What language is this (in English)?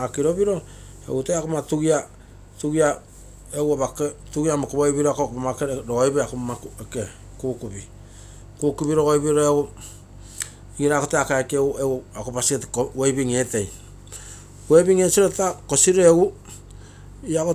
Terei